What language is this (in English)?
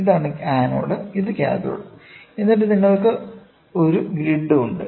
Malayalam